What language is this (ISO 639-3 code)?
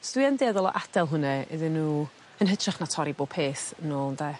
cym